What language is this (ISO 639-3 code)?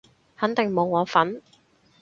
yue